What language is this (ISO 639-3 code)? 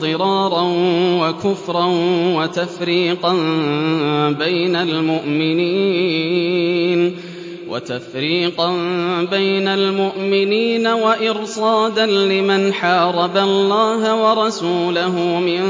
ara